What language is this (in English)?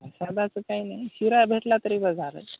Marathi